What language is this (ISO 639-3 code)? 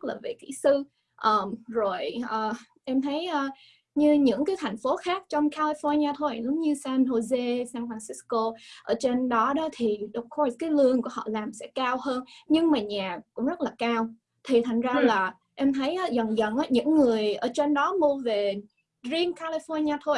vie